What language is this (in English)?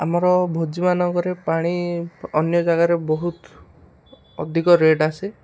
Odia